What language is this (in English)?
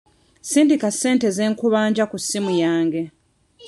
Ganda